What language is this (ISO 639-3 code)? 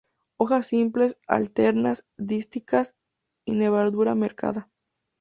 spa